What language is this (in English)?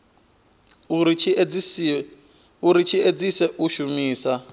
Venda